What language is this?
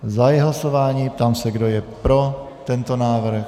Czech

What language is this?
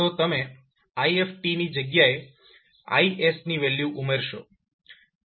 Gujarati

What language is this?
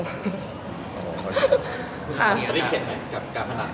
Thai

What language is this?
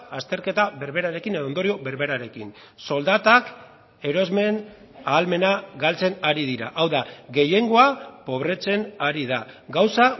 Basque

